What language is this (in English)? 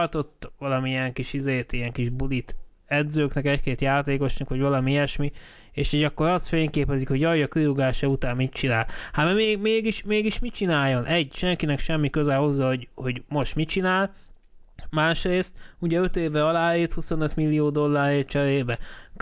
Hungarian